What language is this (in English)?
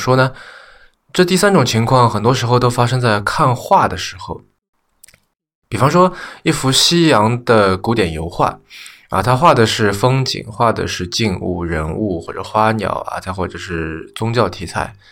Chinese